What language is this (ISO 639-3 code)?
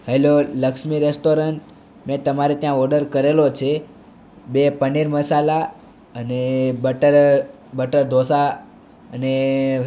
guj